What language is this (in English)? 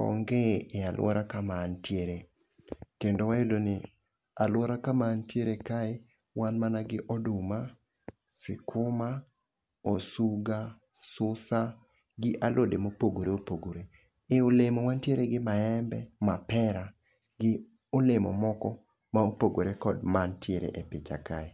Luo (Kenya and Tanzania)